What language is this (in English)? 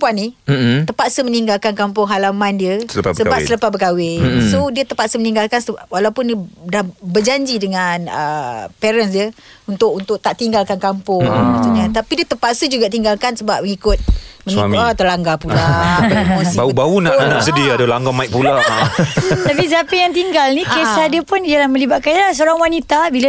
Malay